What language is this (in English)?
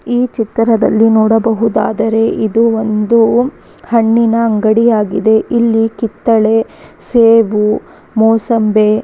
Kannada